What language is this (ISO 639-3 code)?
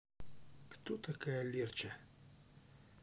rus